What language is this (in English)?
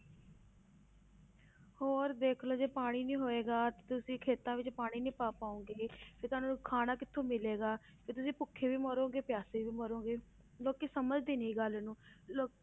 Punjabi